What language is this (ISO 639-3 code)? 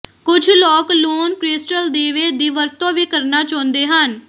pan